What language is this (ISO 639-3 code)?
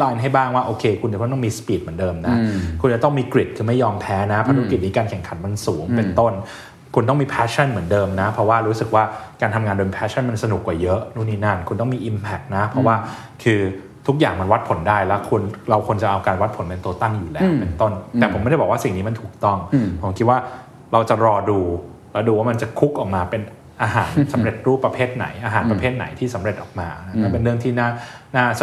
tha